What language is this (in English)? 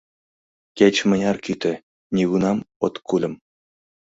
Mari